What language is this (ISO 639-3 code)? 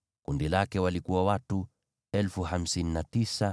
swa